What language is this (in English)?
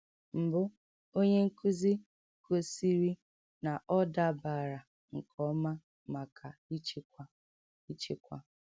Igbo